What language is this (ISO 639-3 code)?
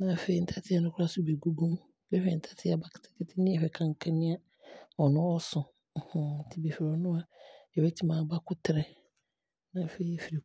abr